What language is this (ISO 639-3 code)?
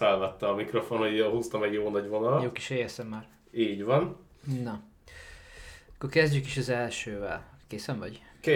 hun